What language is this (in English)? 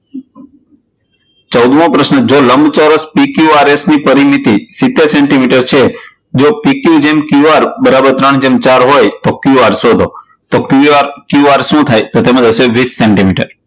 Gujarati